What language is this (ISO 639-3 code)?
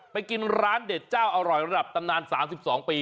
tha